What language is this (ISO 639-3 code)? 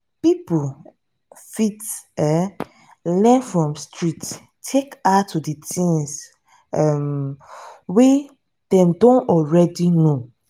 pcm